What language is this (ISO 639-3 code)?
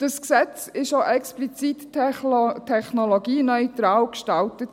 gsw